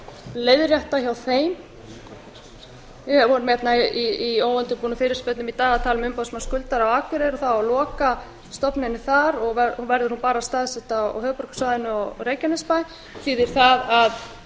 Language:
Icelandic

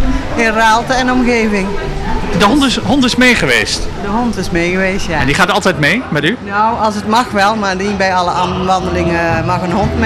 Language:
Dutch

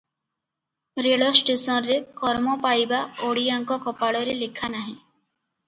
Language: Odia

